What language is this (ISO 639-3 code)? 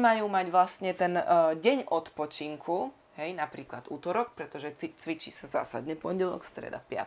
slk